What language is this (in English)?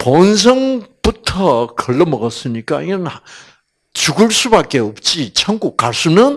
Korean